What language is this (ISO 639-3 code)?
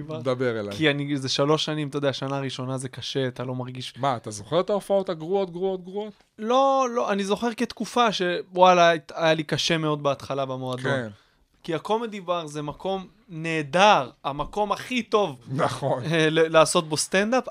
heb